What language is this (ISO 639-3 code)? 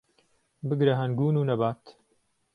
ckb